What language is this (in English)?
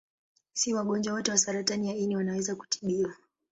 Swahili